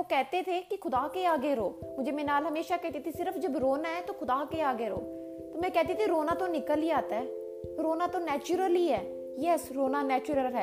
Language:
Hindi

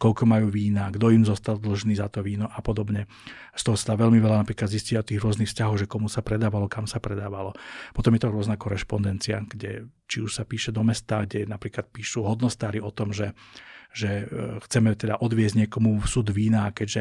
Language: Slovak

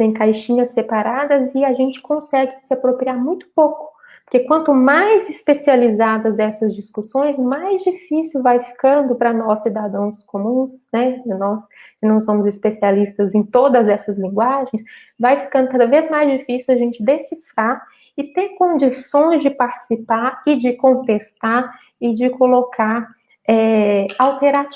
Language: Portuguese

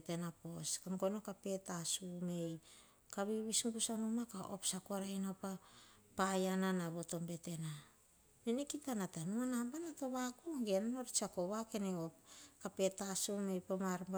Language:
Hahon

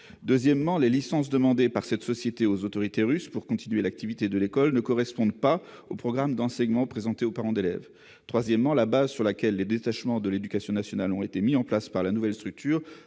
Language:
French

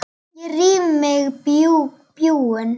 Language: Icelandic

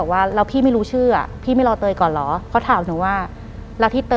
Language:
Thai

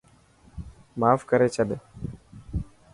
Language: Dhatki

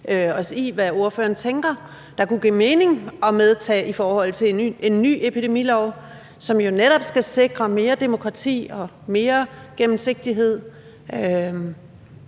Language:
Danish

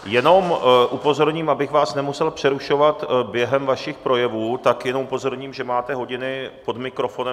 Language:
Czech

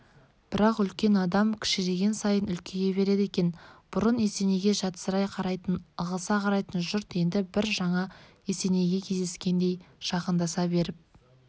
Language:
Kazakh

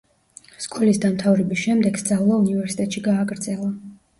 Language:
Georgian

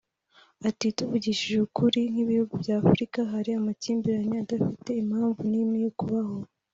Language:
Kinyarwanda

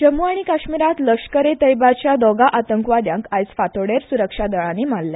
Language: Konkani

